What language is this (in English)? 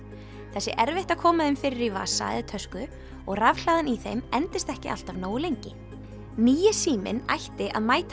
Icelandic